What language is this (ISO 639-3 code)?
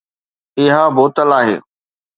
snd